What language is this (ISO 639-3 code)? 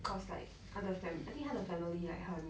eng